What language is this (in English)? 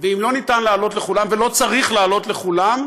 Hebrew